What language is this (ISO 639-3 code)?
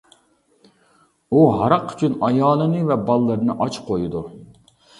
uig